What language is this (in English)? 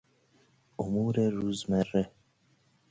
Persian